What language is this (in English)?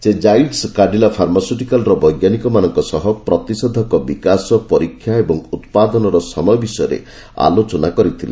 Odia